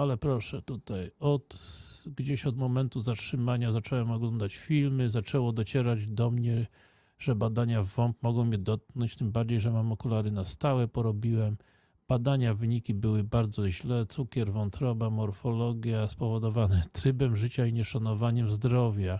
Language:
Polish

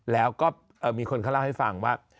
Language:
Thai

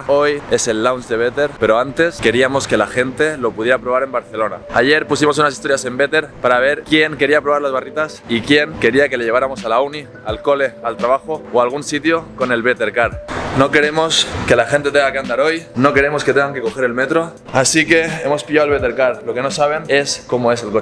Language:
Spanish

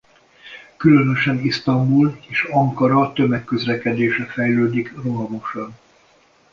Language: Hungarian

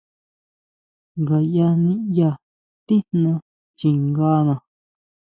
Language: Huautla Mazatec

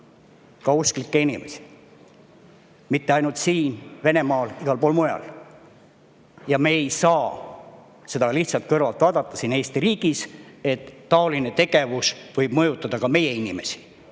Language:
Estonian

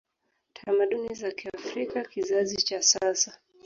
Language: Swahili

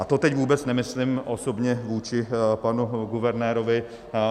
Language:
Czech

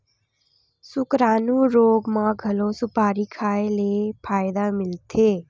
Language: Chhattisgarhi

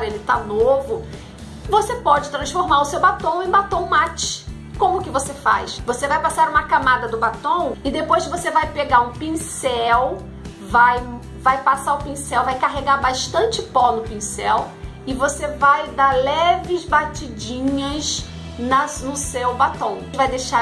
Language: Portuguese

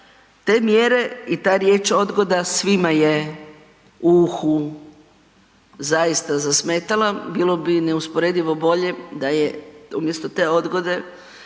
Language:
Croatian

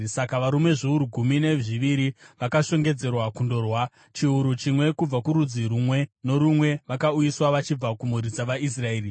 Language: Shona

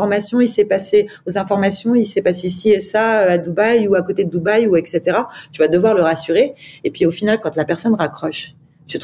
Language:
French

